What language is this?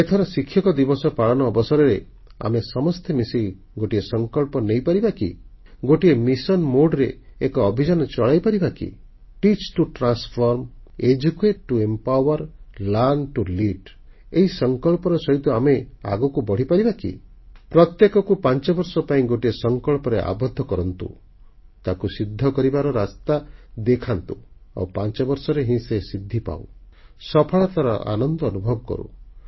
Odia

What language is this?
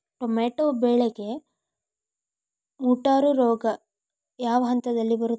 Kannada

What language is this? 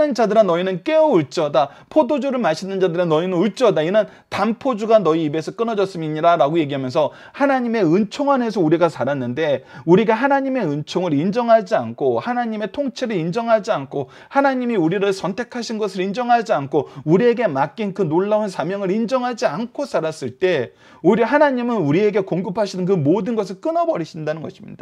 Korean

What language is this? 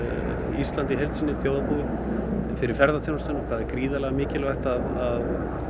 Icelandic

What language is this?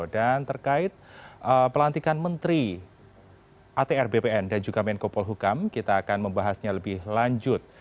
Indonesian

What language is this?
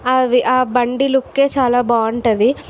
Telugu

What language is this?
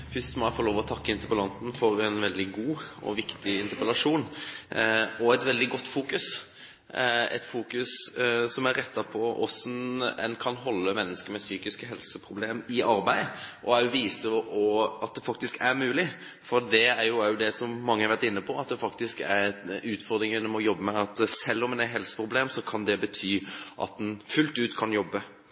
Norwegian Bokmål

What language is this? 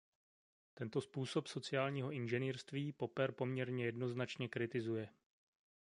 Czech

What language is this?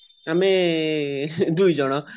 Odia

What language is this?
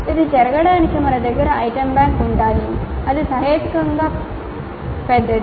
Telugu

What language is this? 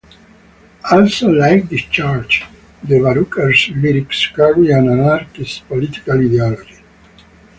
English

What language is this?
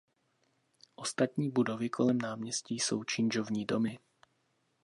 Czech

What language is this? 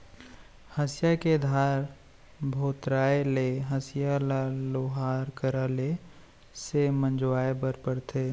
Chhattisgarhi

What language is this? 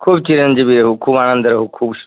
Maithili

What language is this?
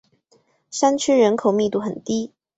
Chinese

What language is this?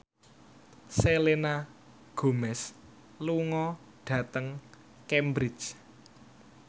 Javanese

